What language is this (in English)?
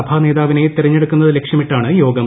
Malayalam